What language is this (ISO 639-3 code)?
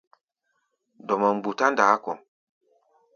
gba